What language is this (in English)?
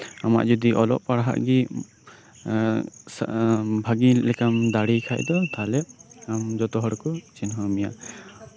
Santali